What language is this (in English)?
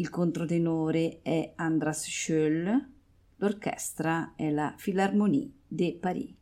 Italian